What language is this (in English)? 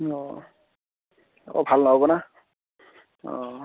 Assamese